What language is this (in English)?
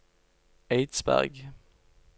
Norwegian